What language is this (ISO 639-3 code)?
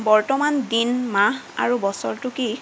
asm